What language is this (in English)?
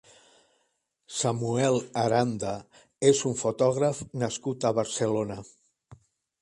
Catalan